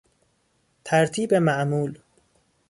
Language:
Persian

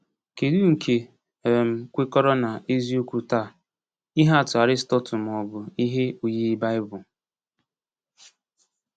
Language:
Igbo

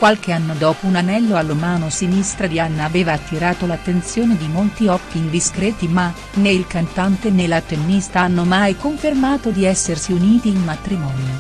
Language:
Italian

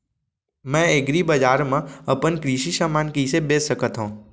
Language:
Chhattisgarhi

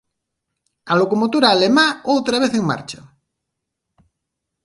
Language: Galician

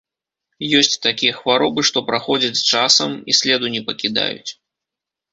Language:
Belarusian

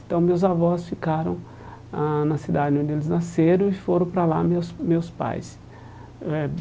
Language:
Portuguese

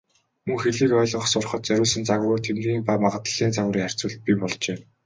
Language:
Mongolian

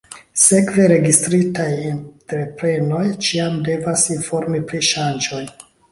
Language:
Esperanto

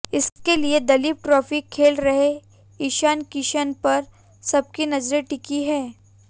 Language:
Hindi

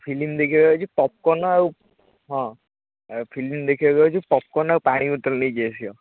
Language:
Odia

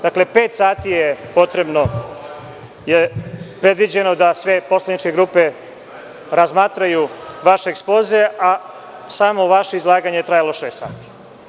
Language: Serbian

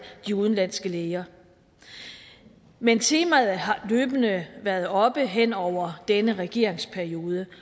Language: Danish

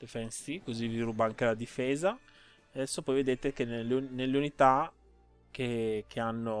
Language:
Italian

